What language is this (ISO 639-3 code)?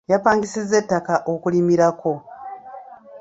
lug